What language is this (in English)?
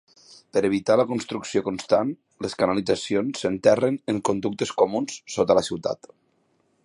Catalan